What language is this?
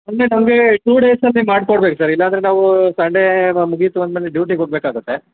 Kannada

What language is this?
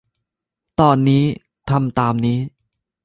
Thai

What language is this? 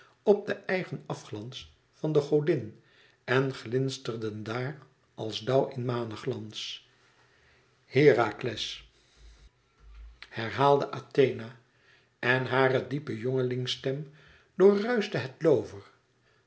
Dutch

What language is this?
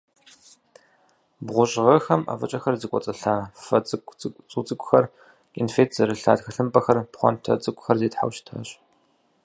Kabardian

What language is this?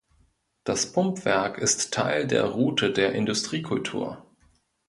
German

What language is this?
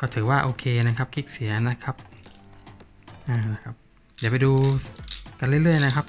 Thai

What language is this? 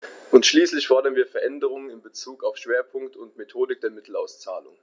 German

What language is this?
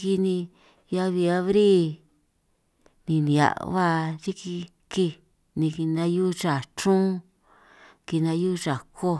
San Martín Itunyoso Triqui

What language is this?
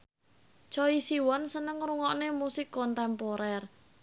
Javanese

